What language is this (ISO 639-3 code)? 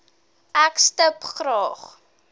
afr